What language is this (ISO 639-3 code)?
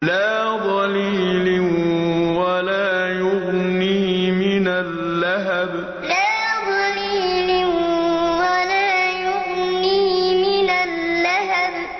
ara